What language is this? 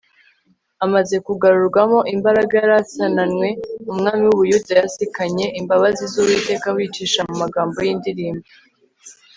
Kinyarwanda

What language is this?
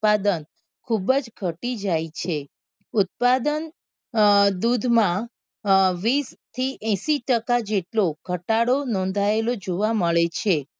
Gujarati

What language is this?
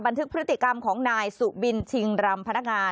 Thai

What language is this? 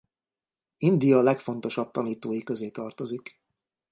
Hungarian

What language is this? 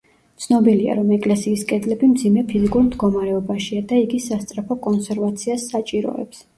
Georgian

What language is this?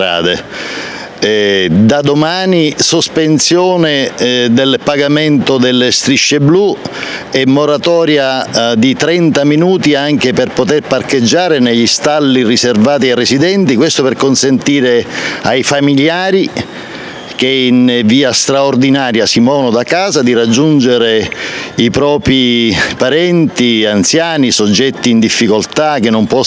Italian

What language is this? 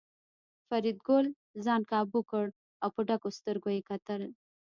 Pashto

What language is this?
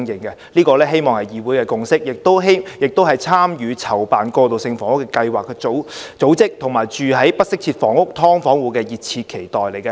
Cantonese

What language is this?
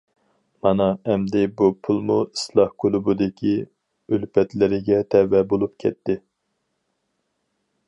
Uyghur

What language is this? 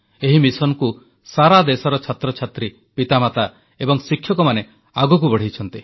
Odia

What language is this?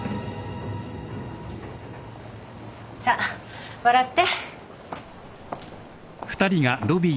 Japanese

